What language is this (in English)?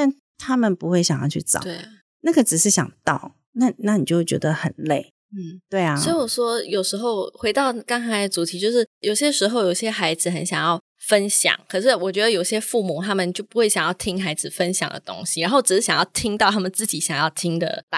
Chinese